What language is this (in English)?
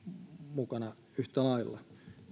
Finnish